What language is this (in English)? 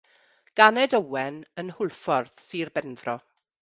Welsh